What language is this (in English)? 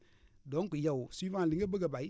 Wolof